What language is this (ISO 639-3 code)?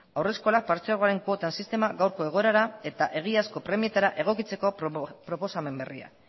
eus